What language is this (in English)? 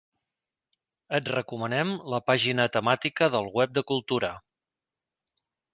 Catalan